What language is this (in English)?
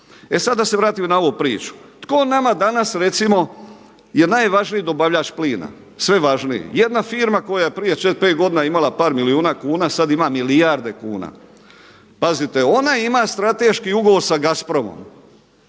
Croatian